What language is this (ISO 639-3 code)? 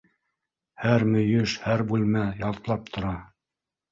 bak